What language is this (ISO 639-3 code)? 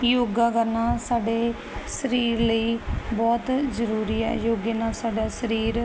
pan